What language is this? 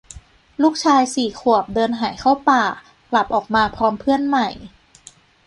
Thai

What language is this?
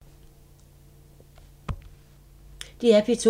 Danish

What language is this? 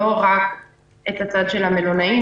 Hebrew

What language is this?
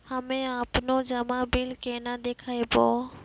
Maithili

